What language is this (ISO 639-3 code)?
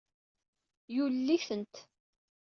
kab